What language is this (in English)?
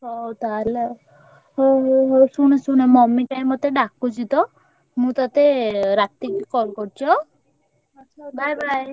Odia